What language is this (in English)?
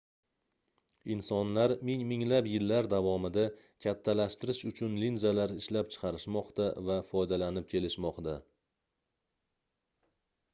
Uzbek